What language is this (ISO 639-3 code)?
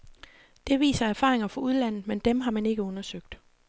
dan